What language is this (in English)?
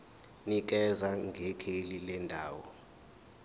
Zulu